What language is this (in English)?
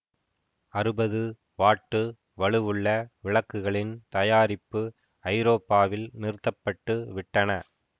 Tamil